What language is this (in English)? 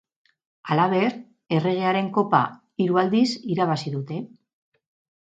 Basque